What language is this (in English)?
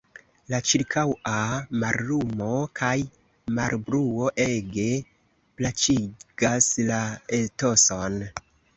Esperanto